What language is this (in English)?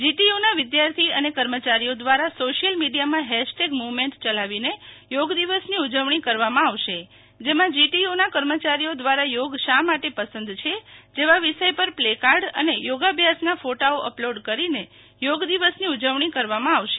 Gujarati